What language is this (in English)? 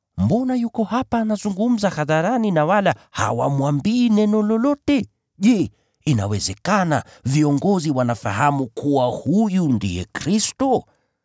Swahili